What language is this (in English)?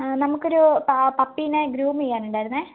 Malayalam